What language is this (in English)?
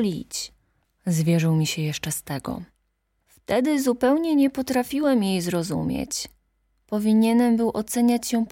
Polish